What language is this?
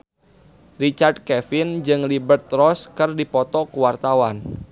Sundanese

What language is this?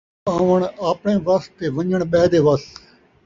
Saraiki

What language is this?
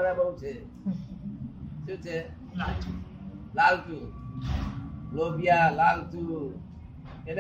Gujarati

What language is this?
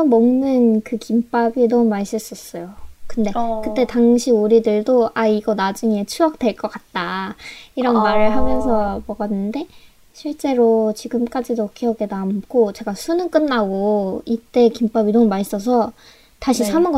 Korean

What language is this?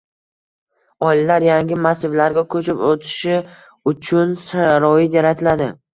Uzbek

